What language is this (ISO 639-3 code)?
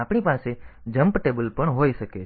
guj